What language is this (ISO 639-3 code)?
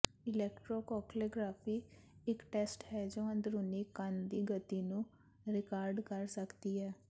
pan